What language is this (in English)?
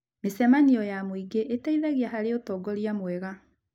Kikuyu